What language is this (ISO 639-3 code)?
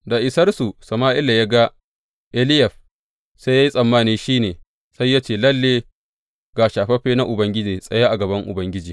hau